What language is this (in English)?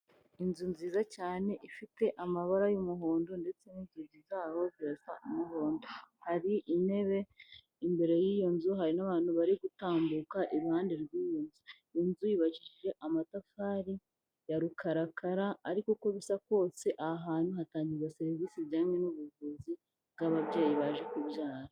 Kinyarwanda